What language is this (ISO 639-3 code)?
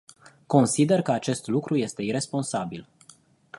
ron